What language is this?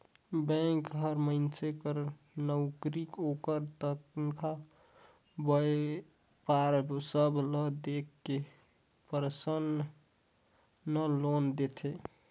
Chhattisgarhi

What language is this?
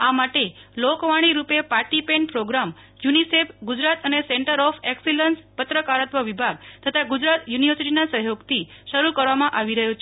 Gujarati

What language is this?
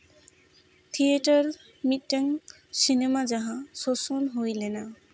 Santali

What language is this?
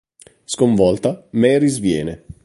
Italian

